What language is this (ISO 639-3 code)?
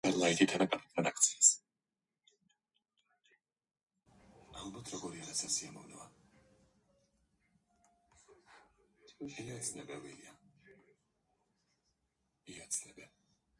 kat